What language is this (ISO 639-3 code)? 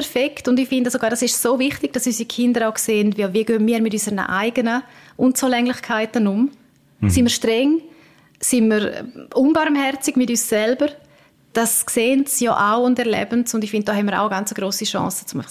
deu